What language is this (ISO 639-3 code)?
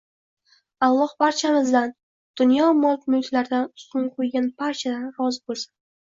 uzb